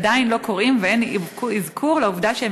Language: Hebrew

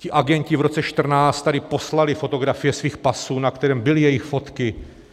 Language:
Czech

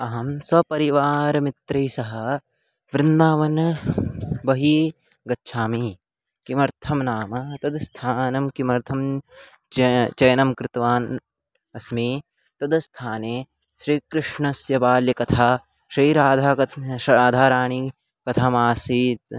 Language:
Sanskrit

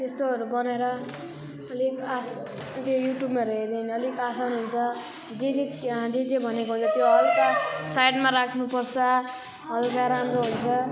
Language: Nepali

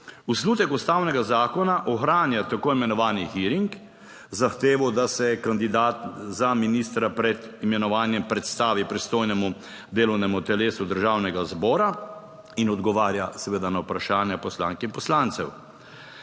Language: Slovenian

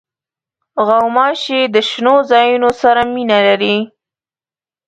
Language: Pashto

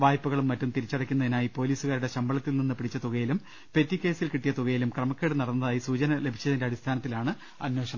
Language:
Malayalam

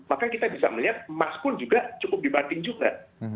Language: Indonesian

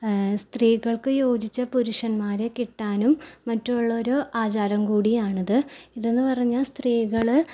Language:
Malayalam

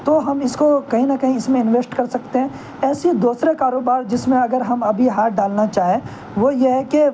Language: Urdu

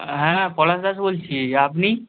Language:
Bangla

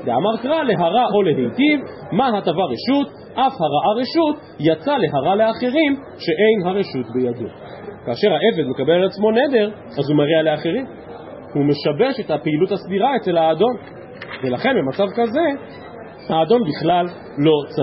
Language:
Hebrew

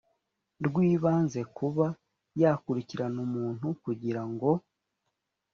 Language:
Kinyarwanda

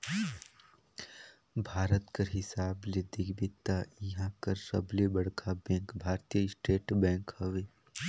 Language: Chhattisgarhi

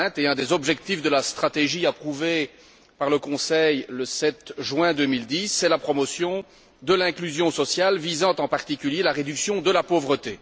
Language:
French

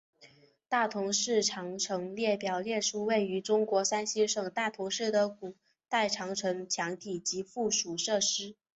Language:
Chinese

